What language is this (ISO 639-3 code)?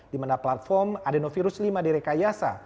ind